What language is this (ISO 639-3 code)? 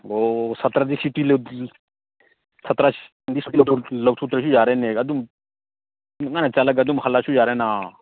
mni